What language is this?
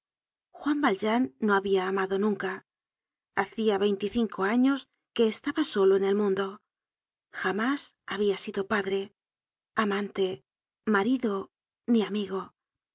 Spanish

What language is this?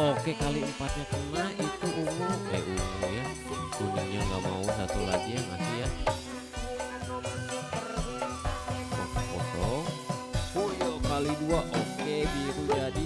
Indonesian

